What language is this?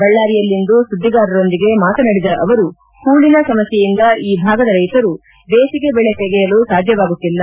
Kannada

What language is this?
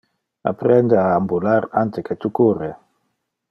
Interlingua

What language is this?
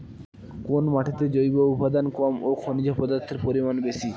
Bangla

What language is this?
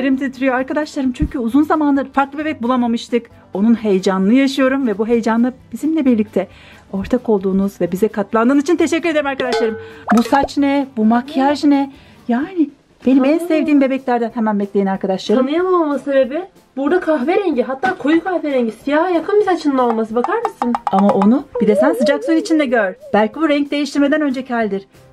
Turkish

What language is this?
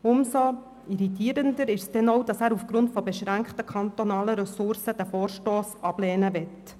Swiss German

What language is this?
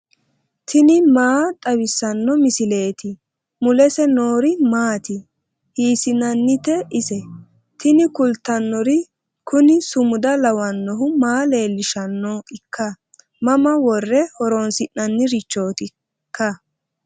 Sidamo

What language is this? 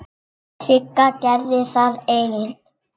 Icelandic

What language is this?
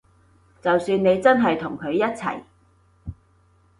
Cantonese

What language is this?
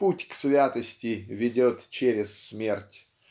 Russian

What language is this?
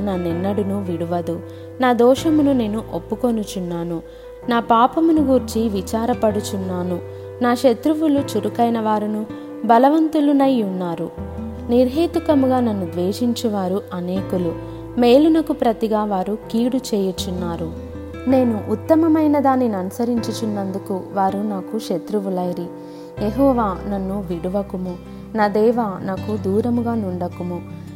Telugu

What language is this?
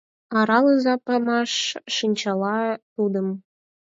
Mari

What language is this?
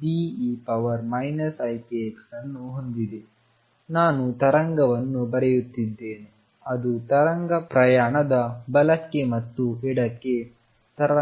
Kannada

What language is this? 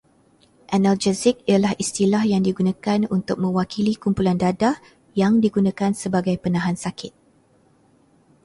Malay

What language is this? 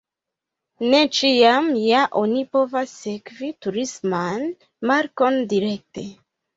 Esperanto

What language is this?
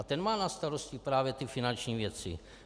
Czech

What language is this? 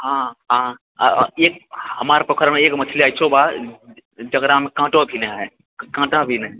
Maithili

